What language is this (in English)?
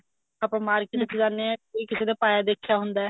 Punjabi